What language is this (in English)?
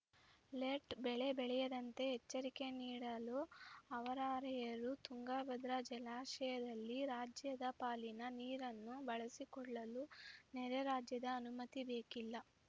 Kannada